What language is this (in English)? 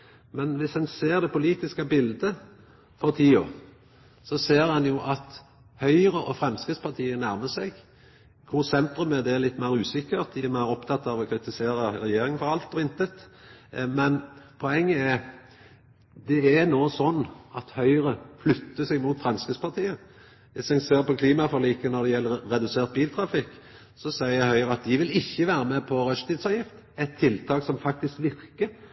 Norwegian Nynorsk